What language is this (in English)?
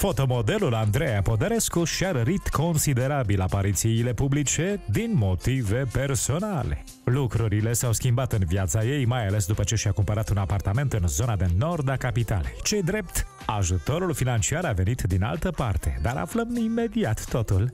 Romanian